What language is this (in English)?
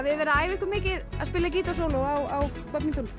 Icelandic